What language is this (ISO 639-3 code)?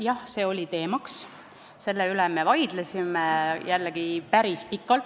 est